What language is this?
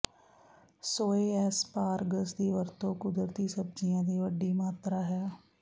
Punjabi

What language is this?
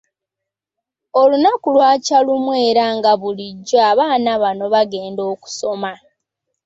Ganda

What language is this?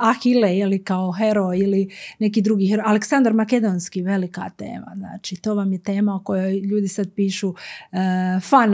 Croatian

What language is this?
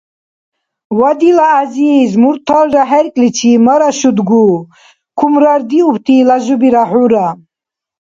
Dargwa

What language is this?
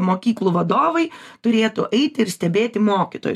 Lithuanian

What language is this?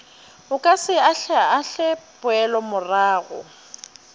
Northern Sotho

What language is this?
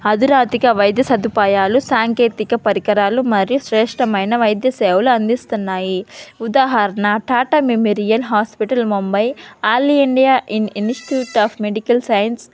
Telugu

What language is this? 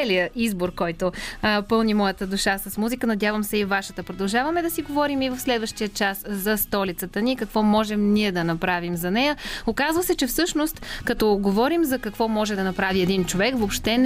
Bulgarian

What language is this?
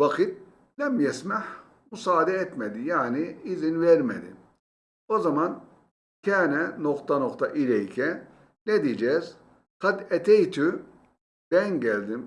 Turkish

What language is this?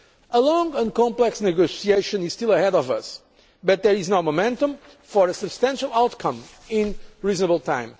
English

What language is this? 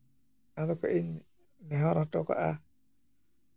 Santali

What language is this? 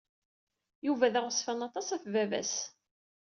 Kabyle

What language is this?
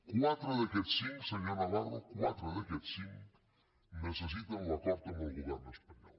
Catalan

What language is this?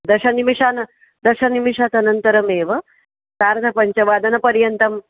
Sanskrit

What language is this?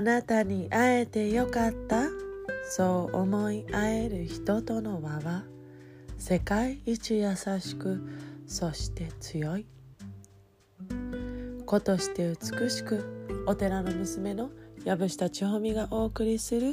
Japanese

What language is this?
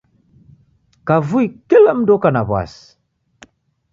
Taita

